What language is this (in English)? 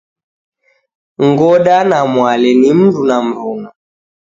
Taita